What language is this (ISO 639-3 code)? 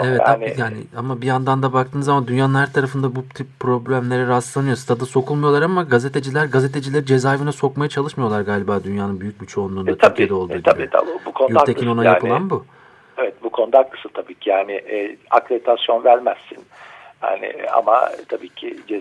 tur